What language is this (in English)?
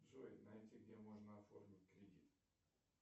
Russian